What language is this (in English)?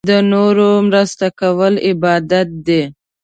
Pashto